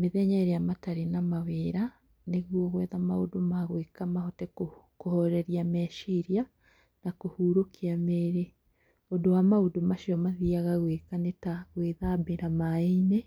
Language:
Kikuyu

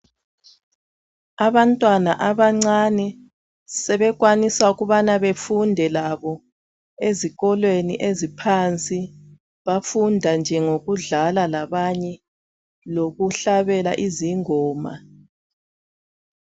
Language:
North Ndebele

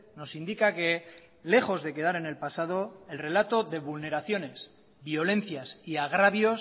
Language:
Spanish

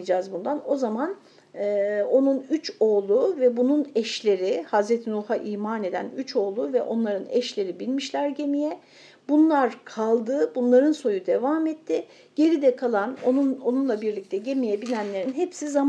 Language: Turkish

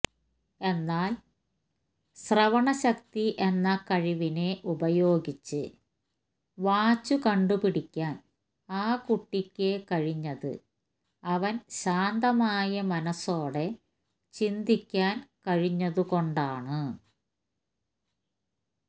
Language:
Malayalam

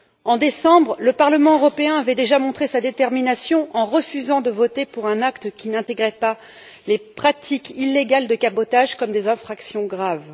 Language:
French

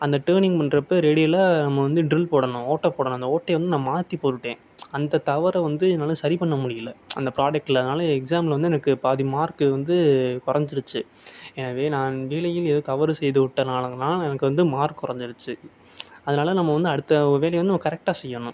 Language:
Tamil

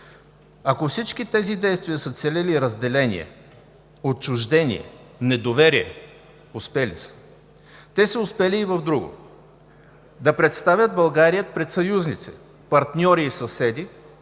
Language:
Bulgarian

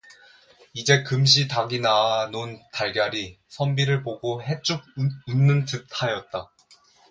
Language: Korean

